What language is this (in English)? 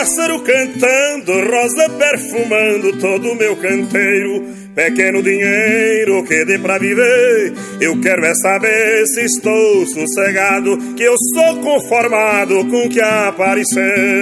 Portuguese